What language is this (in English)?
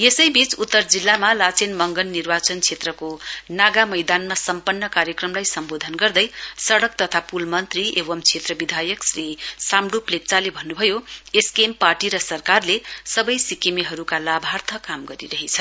Nepali